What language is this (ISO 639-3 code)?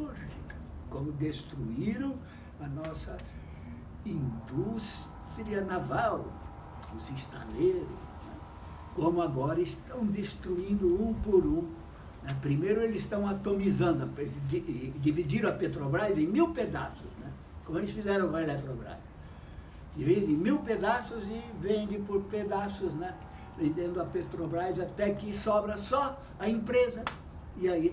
por